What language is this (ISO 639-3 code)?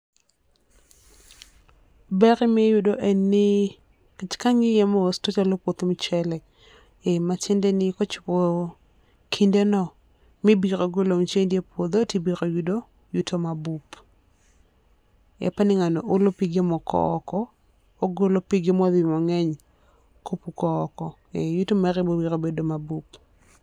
luo